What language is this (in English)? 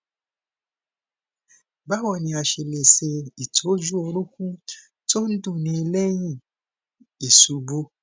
Yoruba